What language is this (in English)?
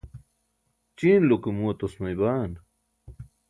Burushaski